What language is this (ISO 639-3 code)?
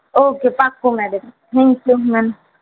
guj